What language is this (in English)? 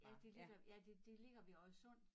Danish